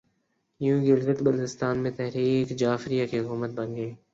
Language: Urdu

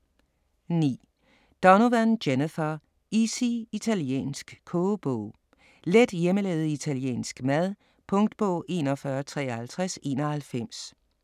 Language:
Danish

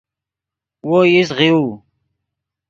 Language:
Yidgha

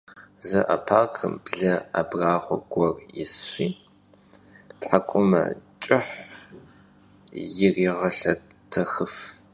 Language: Kabardian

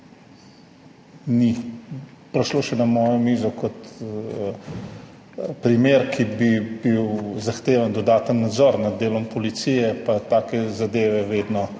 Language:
Slovenian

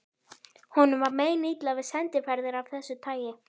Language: Icelandic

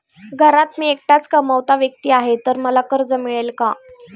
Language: Marathi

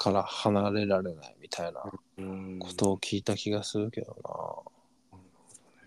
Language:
Japanese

